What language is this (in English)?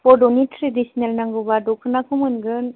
Bodo